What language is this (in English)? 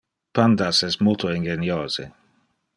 Interlingua